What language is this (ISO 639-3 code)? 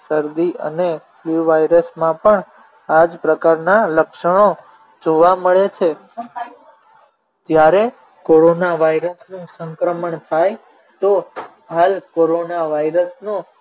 guj